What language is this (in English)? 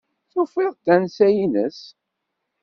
Kabyle